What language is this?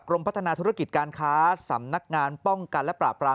Thai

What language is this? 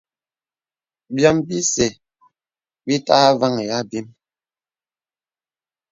Bebele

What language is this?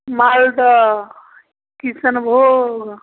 Maithili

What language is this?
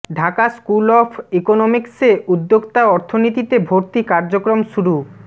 Bangla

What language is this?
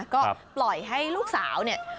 Thai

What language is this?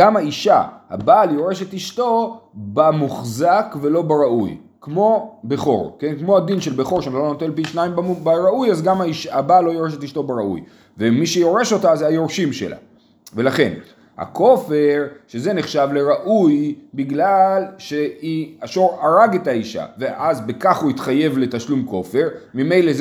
Hebrew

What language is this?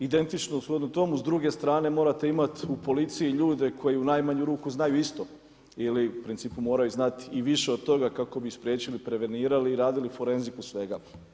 Croatian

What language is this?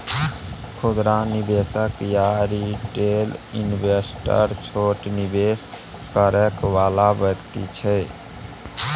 Maithili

